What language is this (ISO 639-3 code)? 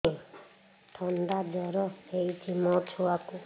ori